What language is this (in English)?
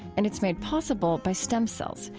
English